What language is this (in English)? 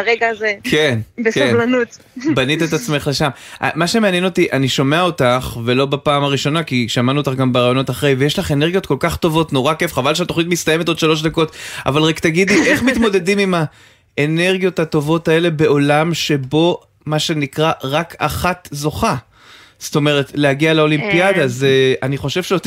Hebrew